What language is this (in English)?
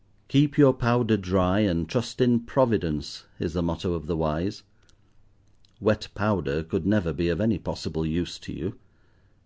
English